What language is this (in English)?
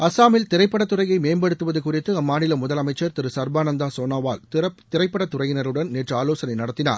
Tamil